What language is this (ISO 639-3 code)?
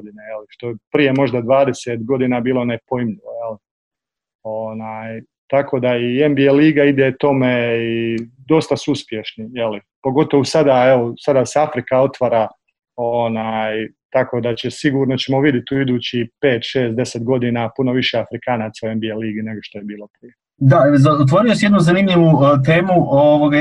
hrv